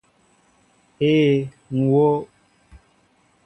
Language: Mbo (Cameroon)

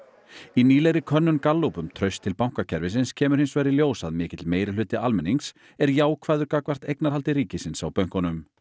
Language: Icelandic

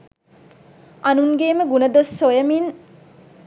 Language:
Sinhala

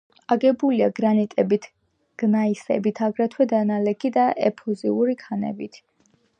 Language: Georgian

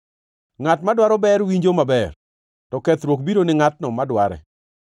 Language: Luo (Kenya and Tanzania)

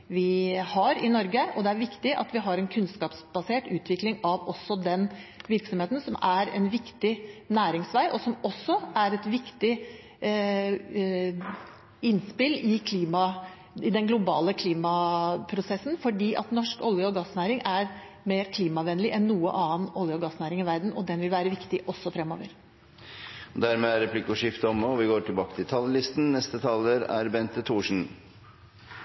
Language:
Norwegian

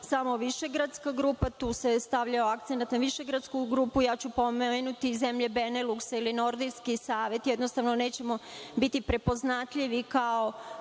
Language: Serbian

